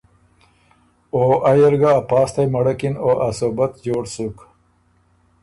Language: Ormuri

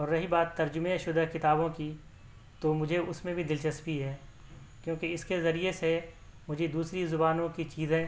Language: Urdu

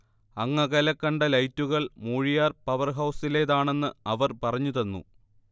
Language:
Malayalam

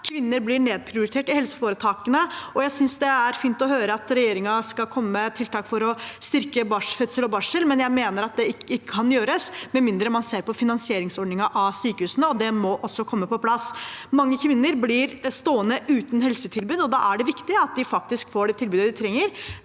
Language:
Norwegian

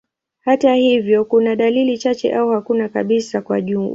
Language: Swahili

